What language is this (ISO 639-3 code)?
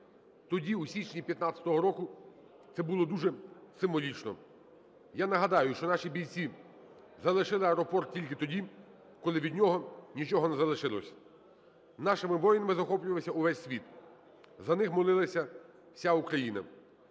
ukr